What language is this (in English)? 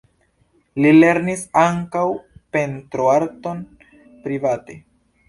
Esperanto